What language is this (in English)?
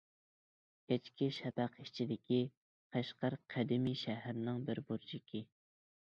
Uyghur